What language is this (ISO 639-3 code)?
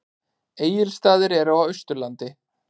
isl